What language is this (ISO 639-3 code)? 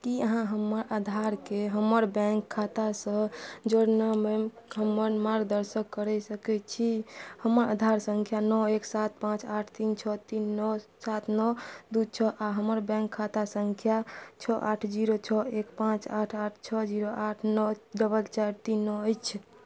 mai